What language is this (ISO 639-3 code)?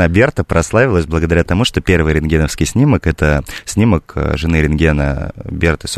rus